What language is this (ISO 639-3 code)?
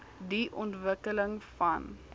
afr